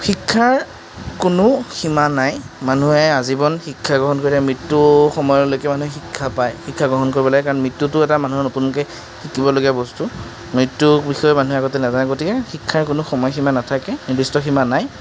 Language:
Assamese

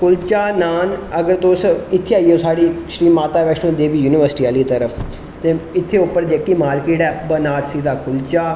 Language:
Dogri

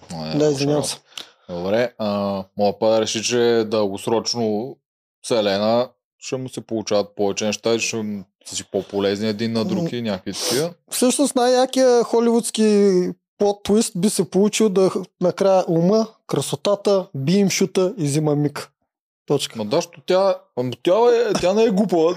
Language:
Bulgarian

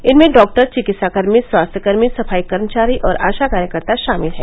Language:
Hindi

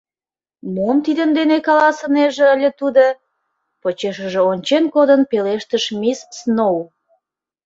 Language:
Mari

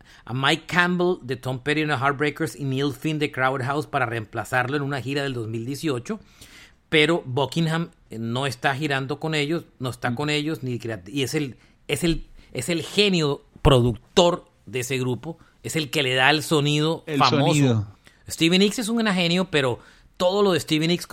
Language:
Spanish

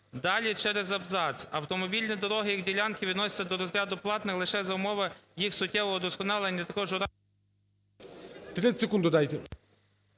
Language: Ukrainian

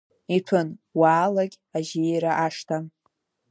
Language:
Abkhazian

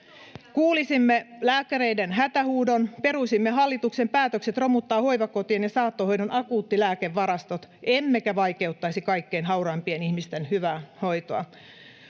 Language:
Finnish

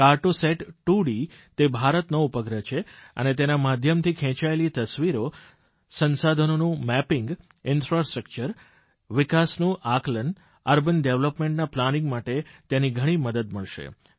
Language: Gujarati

